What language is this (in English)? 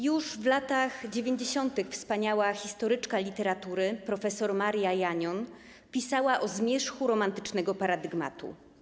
Polish